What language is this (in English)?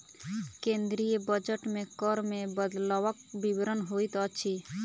Maithili